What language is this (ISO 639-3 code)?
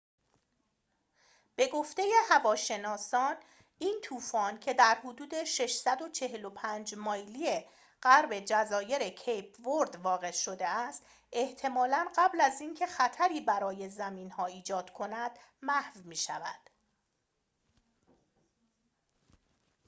fas